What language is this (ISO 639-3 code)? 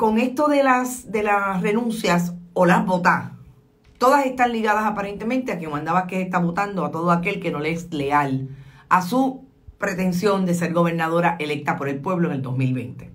spa